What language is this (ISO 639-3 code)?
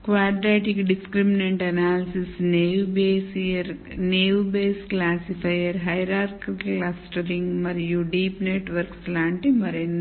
tel